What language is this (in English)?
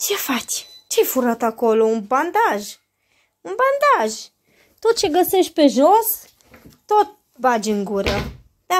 Romanian